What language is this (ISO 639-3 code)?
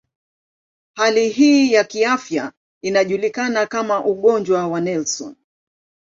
swa